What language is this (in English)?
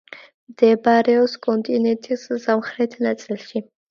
Georgian